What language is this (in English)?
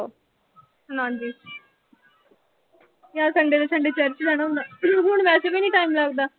Punjabi